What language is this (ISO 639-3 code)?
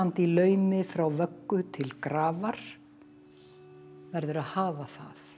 isl